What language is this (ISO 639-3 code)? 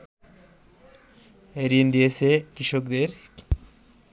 ben